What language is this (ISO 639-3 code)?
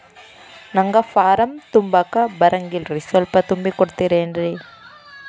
kan